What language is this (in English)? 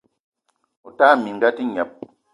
Eton (Cameroon)